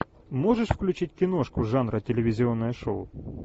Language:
Russian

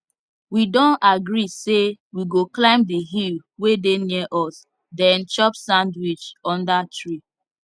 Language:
Nigerian Pidgin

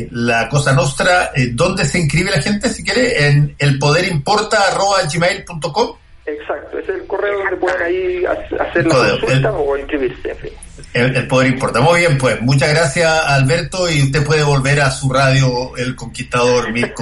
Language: Spanish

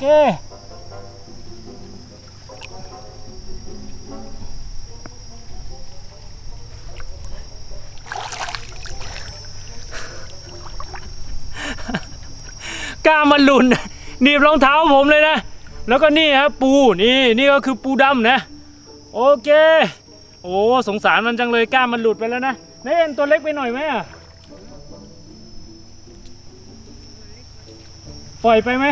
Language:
Thai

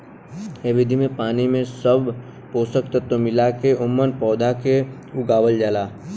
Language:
Bhojpuri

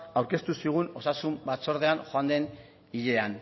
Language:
Basque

